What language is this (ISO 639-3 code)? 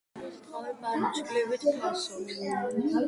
kat